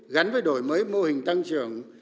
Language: Vietnamese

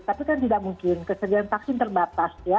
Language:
Indonesian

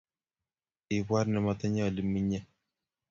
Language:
Kalenjin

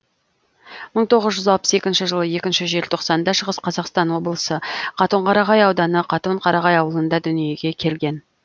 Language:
Kazakh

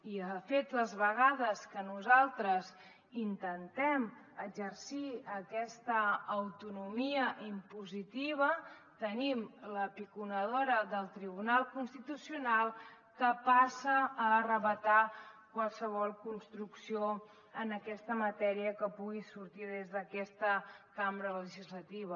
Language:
Catalan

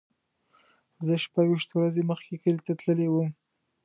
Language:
Pashto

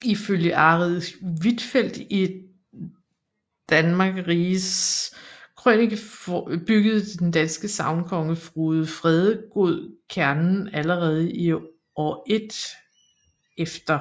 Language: Danish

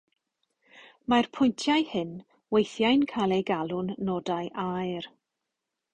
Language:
Welsh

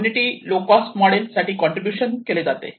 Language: Marathi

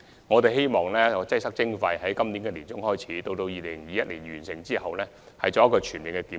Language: Cantonese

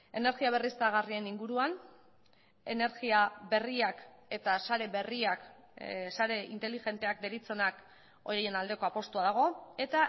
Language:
Basque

